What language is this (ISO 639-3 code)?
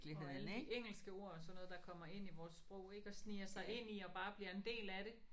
dan